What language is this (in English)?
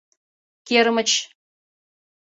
Mari